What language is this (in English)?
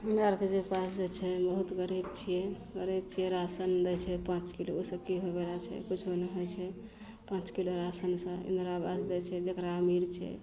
Maithili